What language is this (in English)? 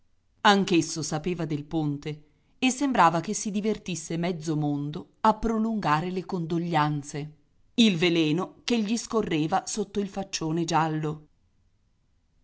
Italian